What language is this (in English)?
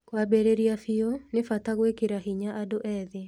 Kikuyu